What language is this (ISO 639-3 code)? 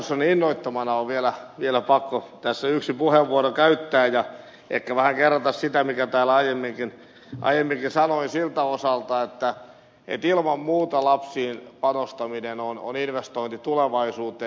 fin